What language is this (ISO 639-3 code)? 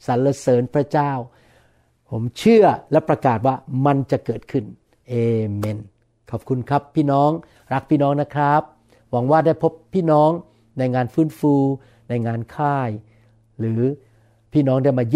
tha